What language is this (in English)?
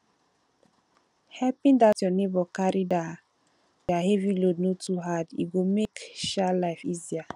Nigerian Pidgin